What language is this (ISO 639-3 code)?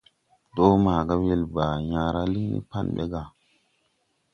tui